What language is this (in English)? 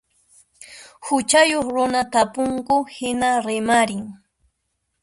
Puno Quechua